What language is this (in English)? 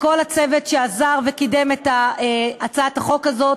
Hebrew